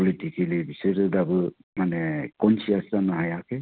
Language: Bodo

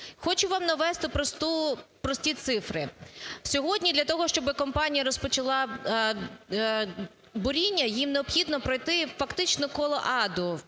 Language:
Ukrainian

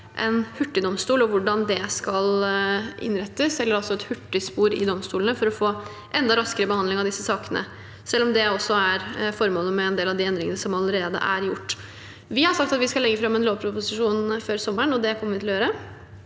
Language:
Norwegian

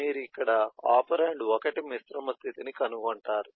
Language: Telugu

